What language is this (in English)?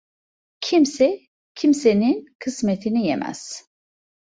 Turkish